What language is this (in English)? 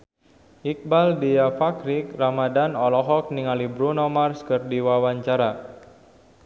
Sundanese